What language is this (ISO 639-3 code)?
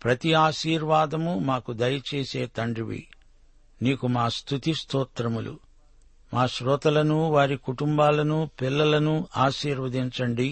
tel